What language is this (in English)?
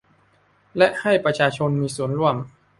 Thai